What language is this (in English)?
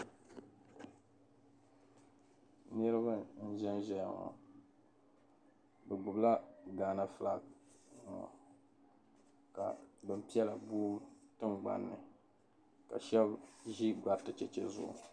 Dagbani